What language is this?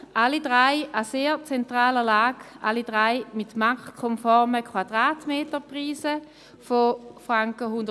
Swiss German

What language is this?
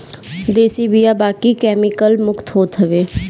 Bhojpuri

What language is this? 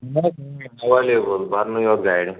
Kashmiri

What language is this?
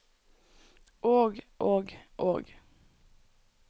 Norwegian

